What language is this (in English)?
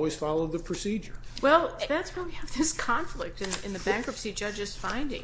English